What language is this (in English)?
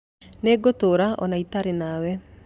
Kikuyu